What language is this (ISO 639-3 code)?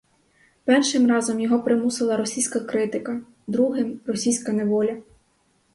ukr